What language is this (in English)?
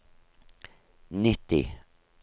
Norwegian